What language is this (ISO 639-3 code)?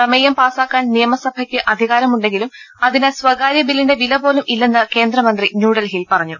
mal